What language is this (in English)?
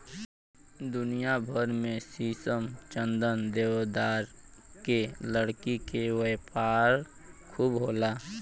Bhojpuri